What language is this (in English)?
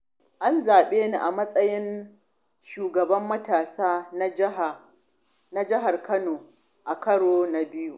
Hausa